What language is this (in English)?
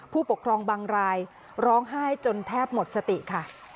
Thai